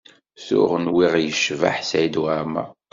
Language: Kabyle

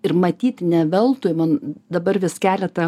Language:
Lithuanian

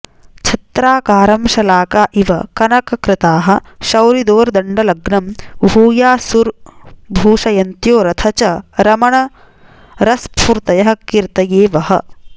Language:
Sanskrit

